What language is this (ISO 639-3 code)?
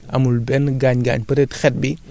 wol